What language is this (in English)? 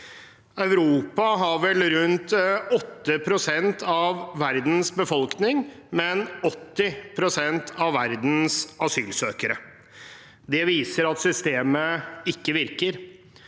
Norwegian